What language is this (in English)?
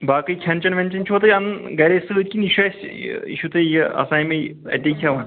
Kashmiri